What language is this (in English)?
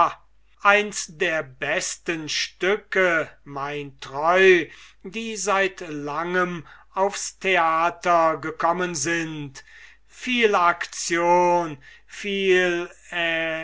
German